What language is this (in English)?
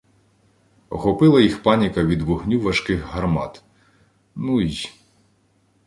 Ukrainian